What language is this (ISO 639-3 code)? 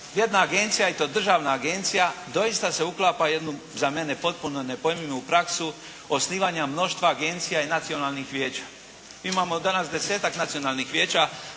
hrv